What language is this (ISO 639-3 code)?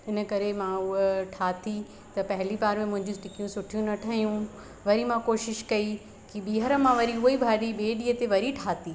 snd